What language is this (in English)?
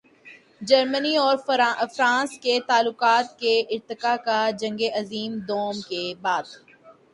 Urdu